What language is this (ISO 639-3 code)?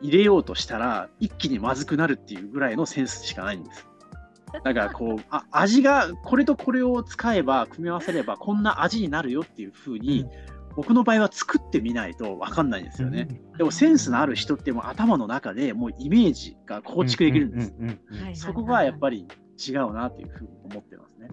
jpn